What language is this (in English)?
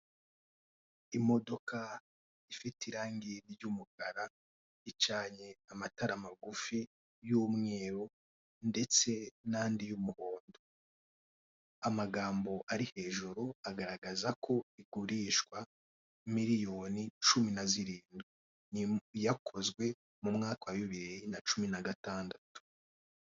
Kinyarwanda